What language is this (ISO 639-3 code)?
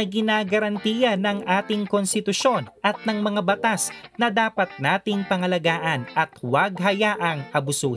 fil